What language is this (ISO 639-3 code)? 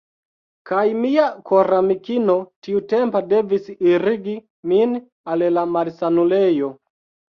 epo